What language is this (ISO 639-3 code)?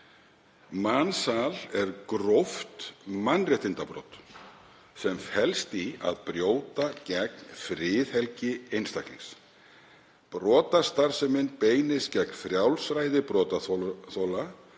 isl